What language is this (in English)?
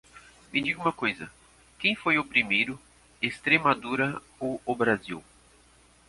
Portuguese